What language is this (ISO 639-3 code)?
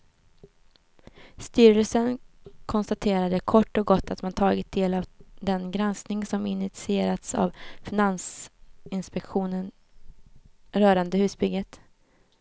swe